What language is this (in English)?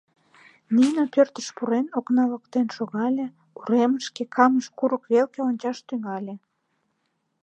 Mari